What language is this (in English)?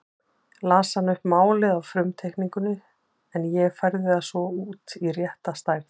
Icelandic